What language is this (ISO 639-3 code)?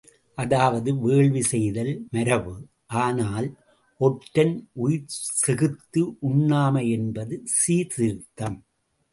tam